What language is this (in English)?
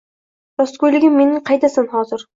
Uzbek